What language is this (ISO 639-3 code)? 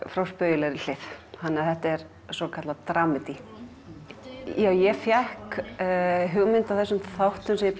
isl